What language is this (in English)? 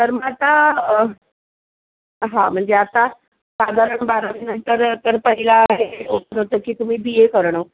Marathi